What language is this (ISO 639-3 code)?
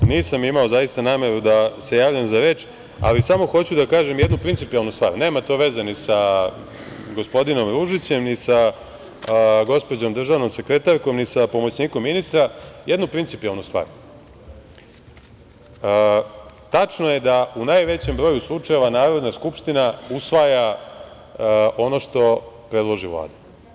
srp